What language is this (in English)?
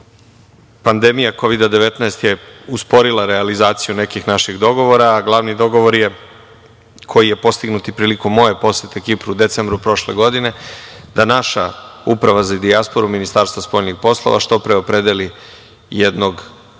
Serbian